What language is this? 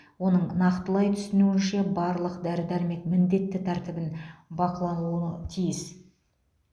Kazakh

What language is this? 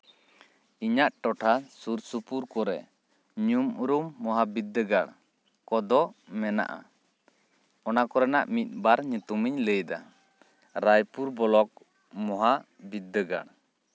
Santali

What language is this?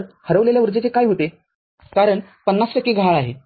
Marathi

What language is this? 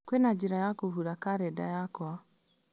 Kikuyu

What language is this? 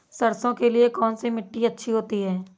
Hindi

